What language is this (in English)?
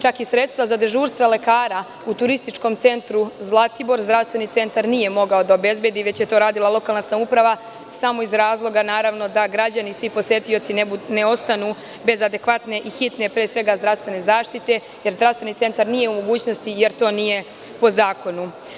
Serbian